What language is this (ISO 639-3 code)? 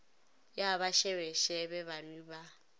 nso